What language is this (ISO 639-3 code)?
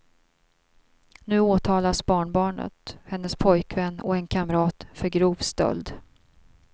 swe